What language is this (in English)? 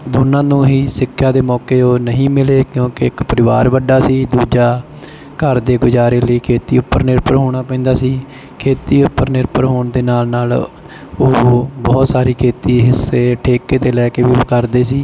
Punjabi